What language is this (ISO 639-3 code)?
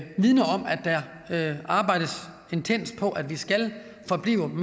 dan